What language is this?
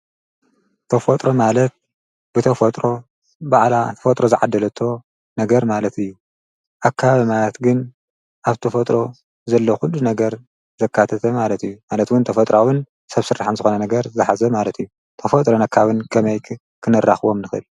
Tigrinya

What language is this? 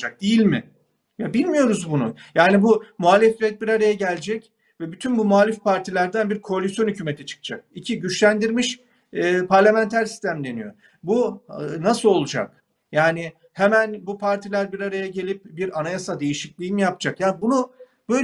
Turkish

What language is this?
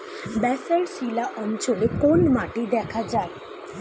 Bangla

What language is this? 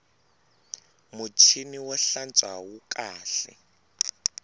Tsonga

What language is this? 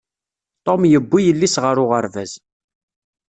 Kabyle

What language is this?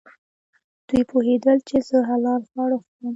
Pashto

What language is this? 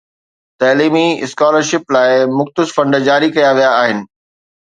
Sindhi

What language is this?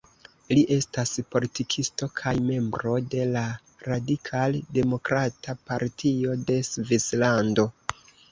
Esperanto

